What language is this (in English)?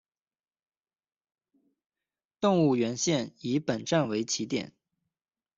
Chinese